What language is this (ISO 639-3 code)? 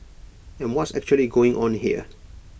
eng